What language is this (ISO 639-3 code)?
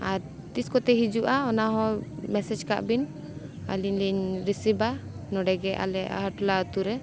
sat